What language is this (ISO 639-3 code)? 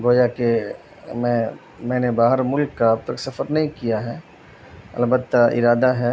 urd